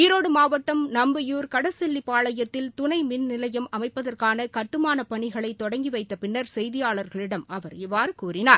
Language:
Tamil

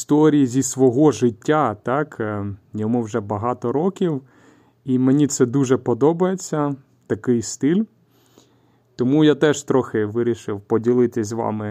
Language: Ukrainian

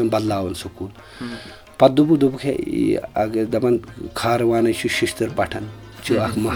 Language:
Urdu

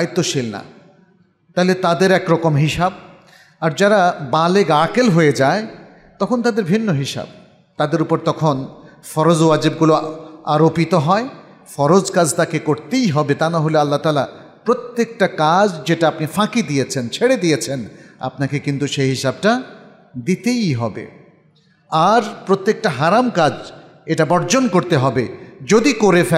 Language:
Arabic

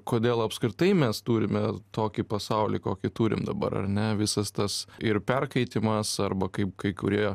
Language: Lithuanian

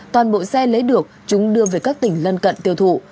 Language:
Vietnamese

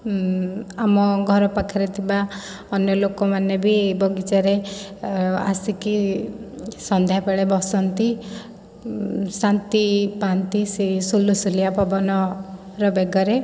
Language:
Odia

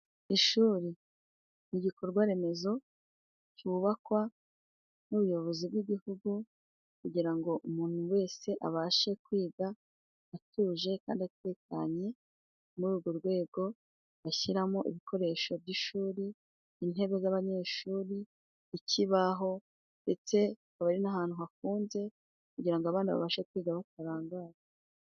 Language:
Kinyarwanda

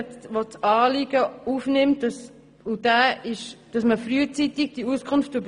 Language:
Swiss German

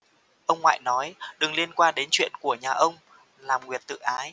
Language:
Vietnamese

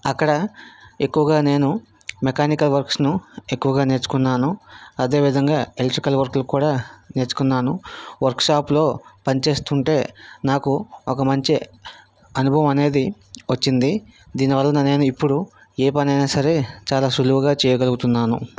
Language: Telugu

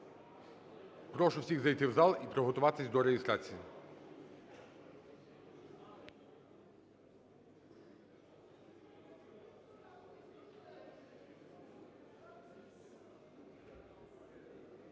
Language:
Ukrainian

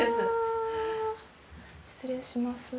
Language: Japanese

